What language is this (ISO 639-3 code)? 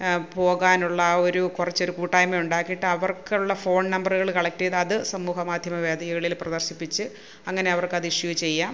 mal